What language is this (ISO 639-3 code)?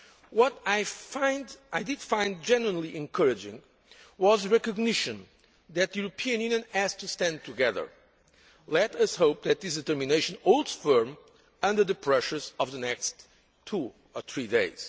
eng